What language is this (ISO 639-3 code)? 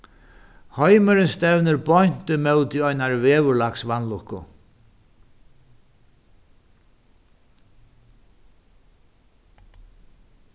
fao